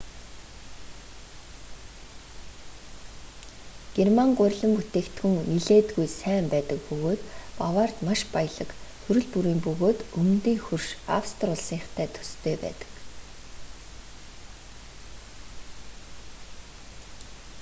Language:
Mongolian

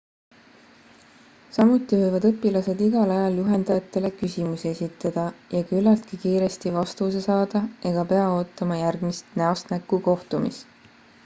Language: Estonian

